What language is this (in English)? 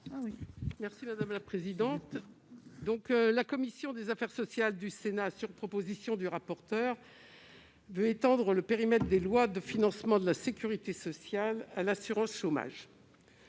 French